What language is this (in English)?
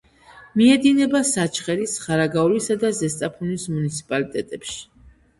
Georgian